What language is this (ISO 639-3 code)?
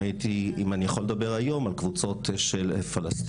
heb